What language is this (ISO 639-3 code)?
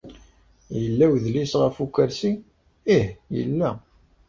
kab